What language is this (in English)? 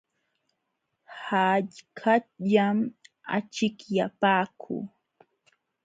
Jauja Wanca Quechua